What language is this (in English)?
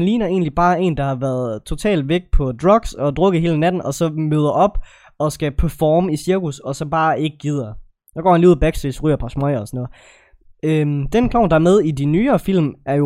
Danish